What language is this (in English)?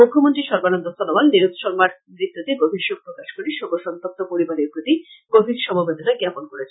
Bangla